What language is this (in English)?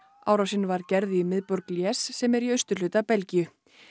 Icelandic